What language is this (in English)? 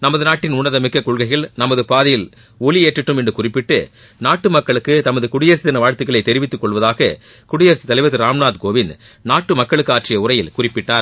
Tamil